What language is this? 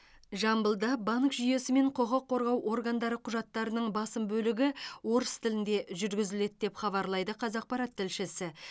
Kazakh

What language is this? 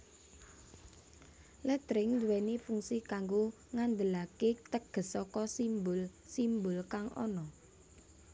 Javanese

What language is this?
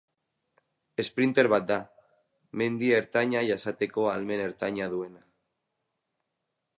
Basque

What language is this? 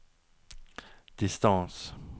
Norwegian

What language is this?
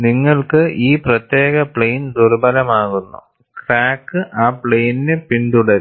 Malayalam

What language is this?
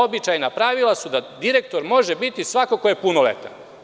Serbian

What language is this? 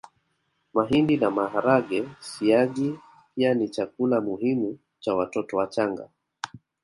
Swahili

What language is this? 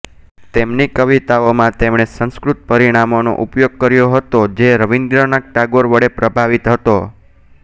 Gujarati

